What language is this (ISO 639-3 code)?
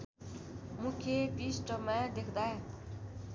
nep